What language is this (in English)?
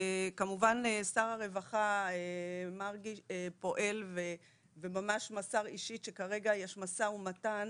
Hebrew